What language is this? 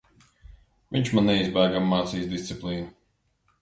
Latvian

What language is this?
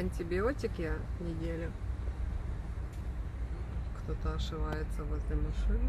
Russian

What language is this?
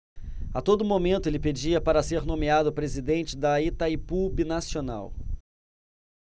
Portuguese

